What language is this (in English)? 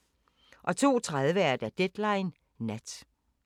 Danish